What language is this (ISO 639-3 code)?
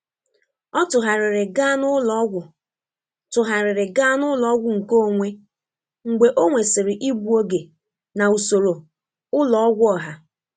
ibo